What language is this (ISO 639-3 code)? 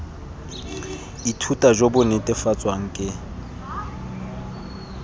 tsn